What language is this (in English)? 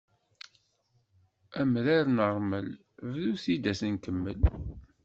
Kabyle